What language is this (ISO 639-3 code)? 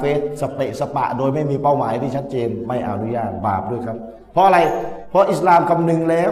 tha